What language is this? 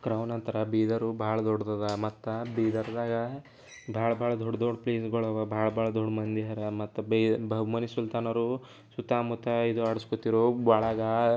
Kannada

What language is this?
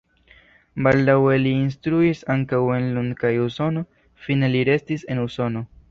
Esperanto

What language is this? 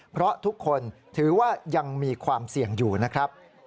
Thai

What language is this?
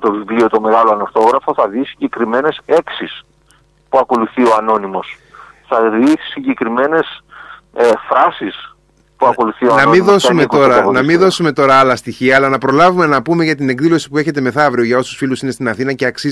Greek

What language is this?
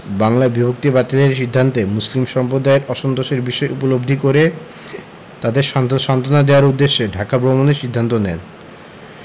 Bangla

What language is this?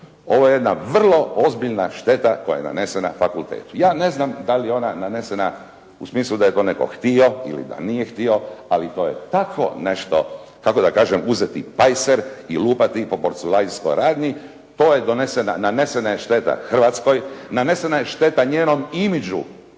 Croatian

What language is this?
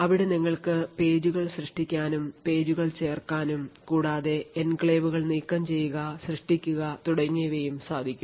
Malayalam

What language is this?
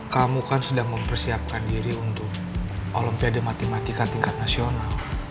Indonesian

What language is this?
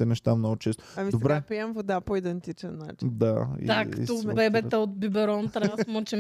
Bulgarian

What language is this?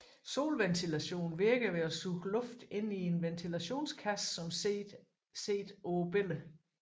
Danish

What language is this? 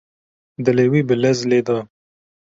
Kurdish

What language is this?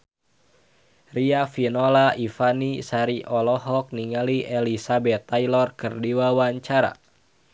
Sundanese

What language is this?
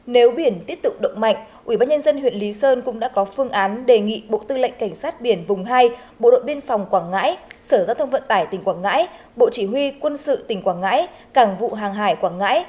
Vietnamese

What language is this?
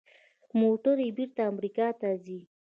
Pashto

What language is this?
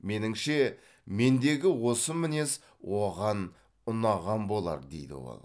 Kazakh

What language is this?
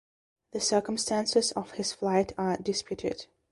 English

